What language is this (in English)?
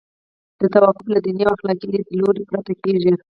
Pashto